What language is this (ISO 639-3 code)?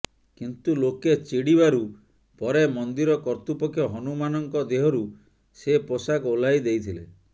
ori